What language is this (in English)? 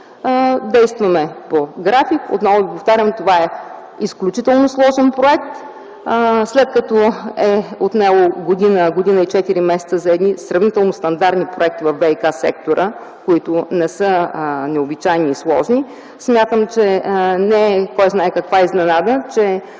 Bulgarian